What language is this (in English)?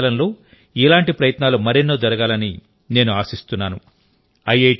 Telugu